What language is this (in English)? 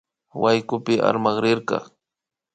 Imbabura Highland Quichua